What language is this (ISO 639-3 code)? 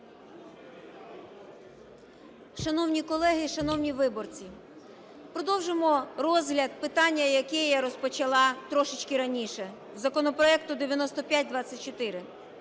ukr